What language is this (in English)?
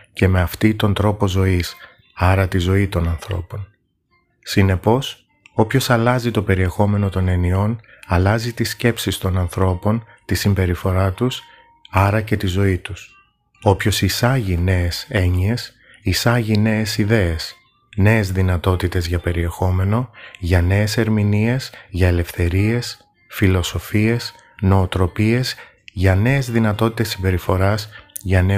Greek